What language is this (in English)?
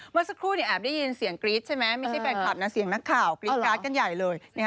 Thai